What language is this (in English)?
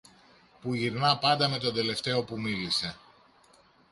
Greek